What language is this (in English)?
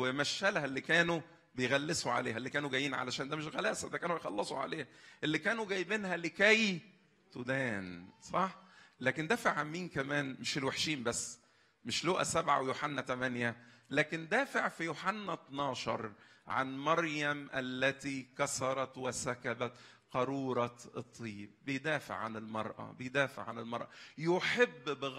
Arabic